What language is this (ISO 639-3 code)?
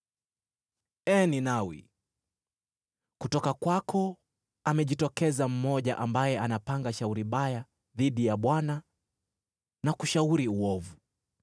swa